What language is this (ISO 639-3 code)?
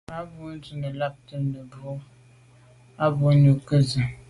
byv